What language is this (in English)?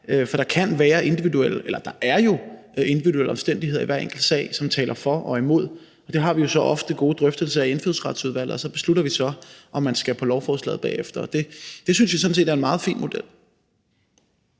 Danish